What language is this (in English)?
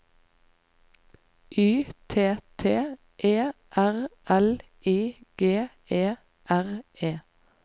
Norwegian